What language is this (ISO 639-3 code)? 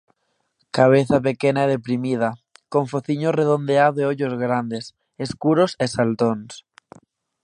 glg